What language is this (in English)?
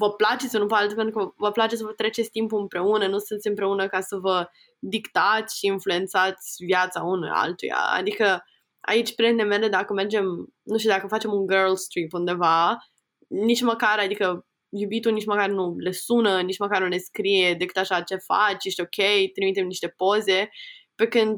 Romanian